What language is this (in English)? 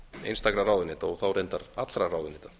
Icelandic